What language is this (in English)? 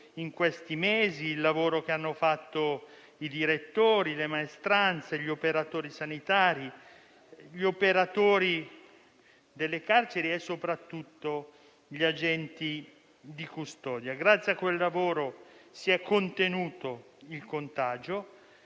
Italian